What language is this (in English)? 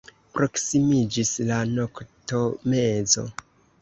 Esperanto